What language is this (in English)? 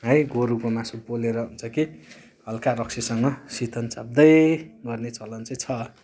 Nepali